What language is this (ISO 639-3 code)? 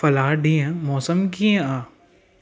snd